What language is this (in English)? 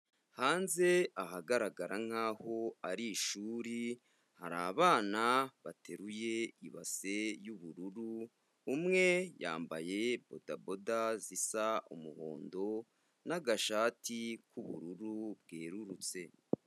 Kinyarwanda